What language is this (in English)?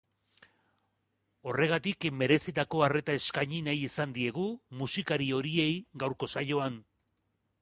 Basque